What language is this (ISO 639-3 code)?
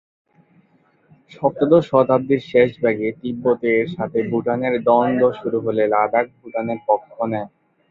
ben